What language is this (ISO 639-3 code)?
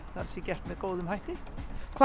isl